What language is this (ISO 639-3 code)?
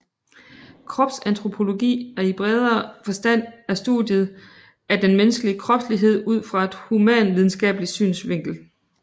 dan